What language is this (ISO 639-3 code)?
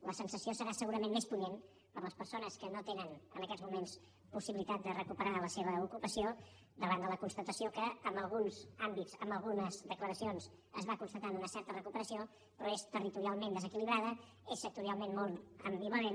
cat